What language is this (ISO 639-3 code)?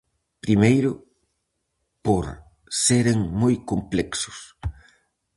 glg